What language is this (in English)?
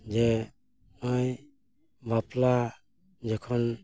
Santali